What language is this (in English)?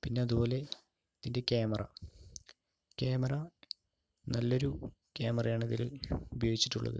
Malayalam